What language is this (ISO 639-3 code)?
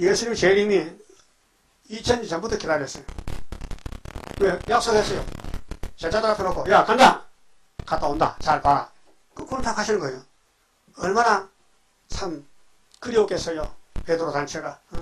kor